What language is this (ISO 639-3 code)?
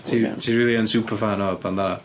cym